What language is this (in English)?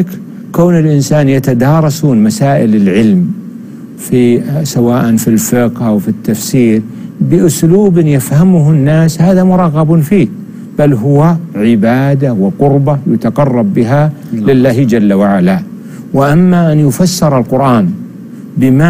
Arabic